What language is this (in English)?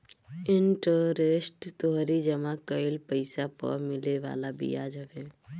Bhojpuri